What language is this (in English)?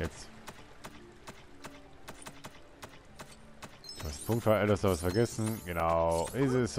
German